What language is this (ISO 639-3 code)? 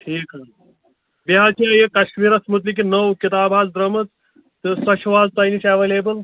kas